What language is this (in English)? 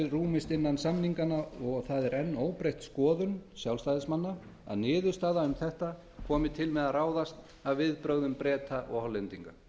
Icelandic